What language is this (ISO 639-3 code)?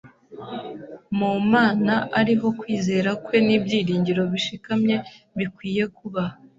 kin